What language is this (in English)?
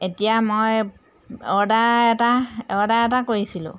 Assamese